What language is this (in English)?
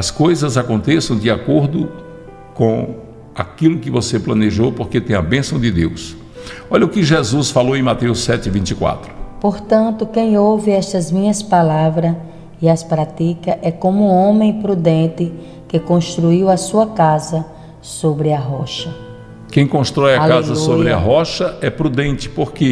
Portuguese